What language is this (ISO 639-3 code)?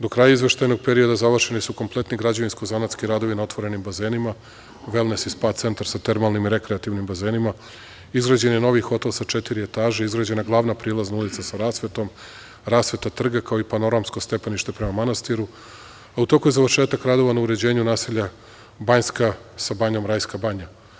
srp